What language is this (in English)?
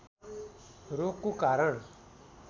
Nepali